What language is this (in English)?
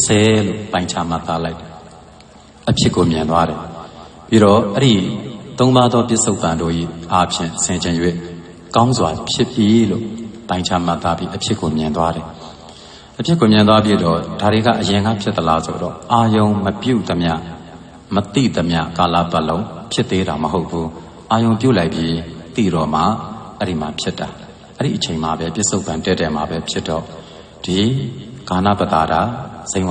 Romanian